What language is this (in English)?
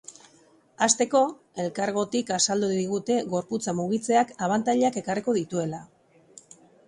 Basque